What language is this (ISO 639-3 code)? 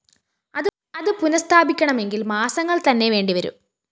mal